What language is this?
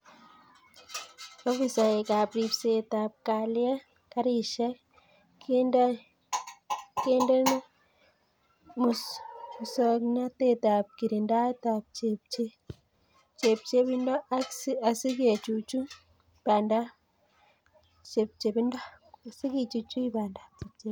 Kalenjin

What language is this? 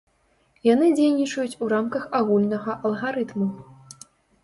Belarusian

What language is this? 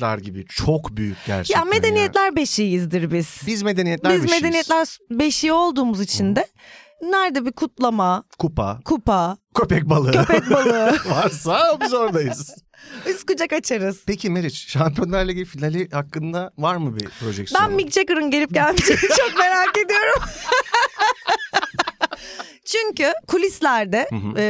Turkish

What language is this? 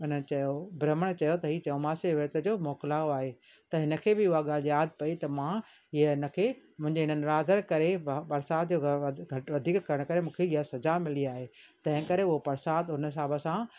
Sindhi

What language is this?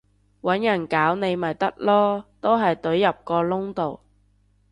Cantonese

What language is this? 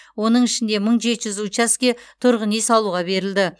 Kazakh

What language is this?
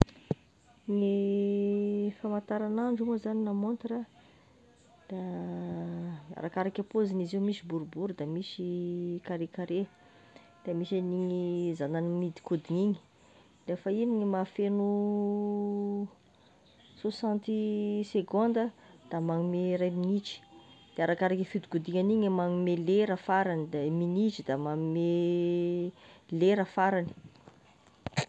Tesaka Malagasy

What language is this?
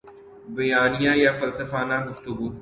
Urdu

